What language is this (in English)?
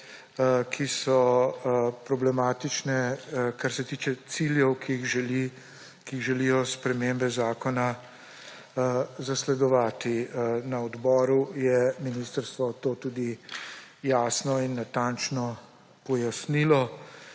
Slovenian